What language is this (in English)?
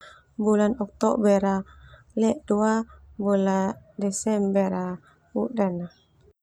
Termanu